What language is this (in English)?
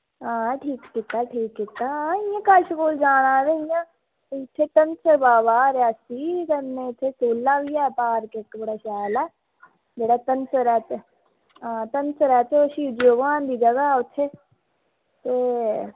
Dogri